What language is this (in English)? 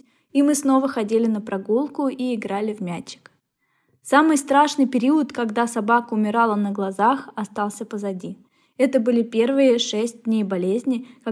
Russian